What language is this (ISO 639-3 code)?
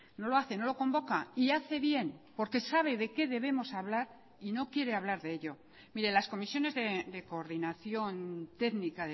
spa